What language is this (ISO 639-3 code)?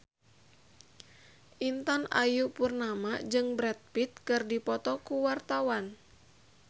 sun